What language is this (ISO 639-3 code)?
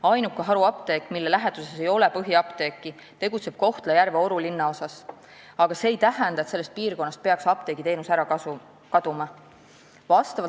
est